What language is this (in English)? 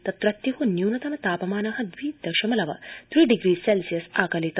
Sanskrit